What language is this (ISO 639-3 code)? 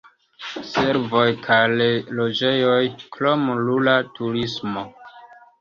epo